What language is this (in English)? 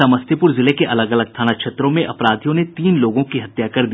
Hindi